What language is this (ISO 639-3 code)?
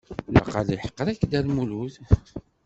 kab